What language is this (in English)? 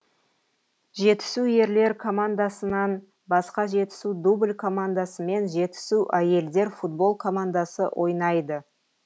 Kazakh